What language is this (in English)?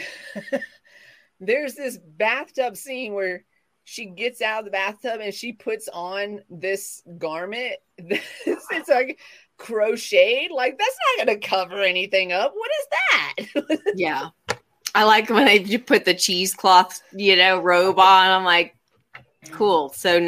English